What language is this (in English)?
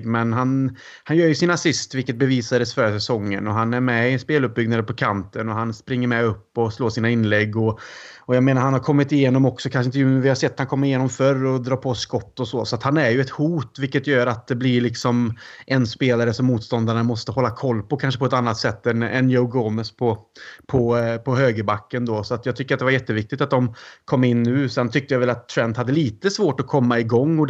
Swedish